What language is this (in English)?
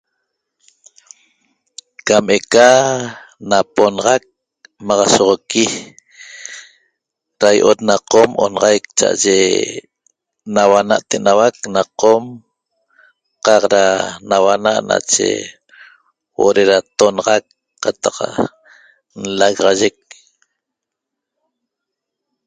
Toba